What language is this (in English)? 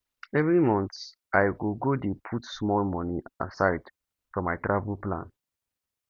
Nigerian Pidgin